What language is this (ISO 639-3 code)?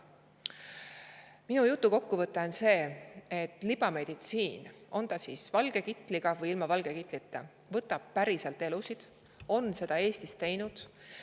est